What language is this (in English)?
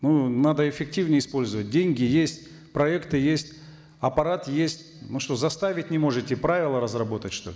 Kazakh